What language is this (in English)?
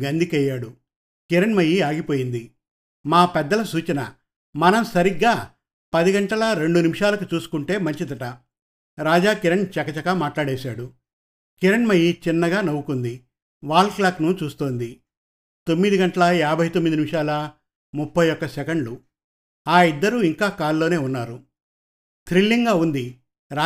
Telugu